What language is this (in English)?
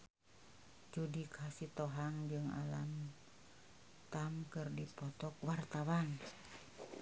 Sundanese